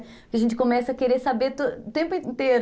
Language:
Portuguese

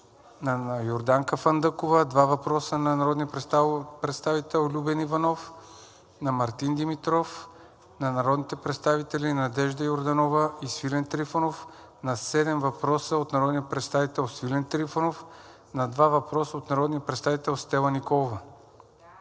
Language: Bulgarian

